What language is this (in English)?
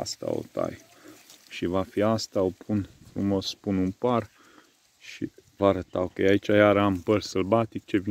Romanian